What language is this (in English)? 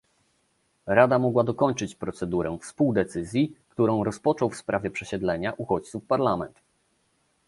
Polish